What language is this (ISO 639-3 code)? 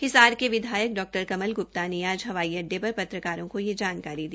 hin